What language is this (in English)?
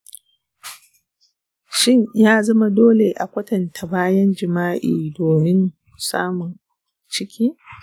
Hausa